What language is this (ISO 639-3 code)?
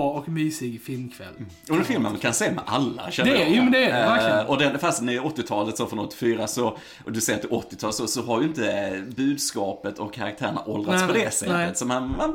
swe